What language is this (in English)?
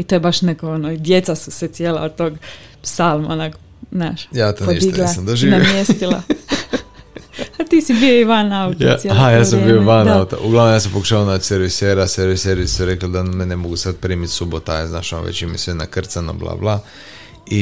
Croatian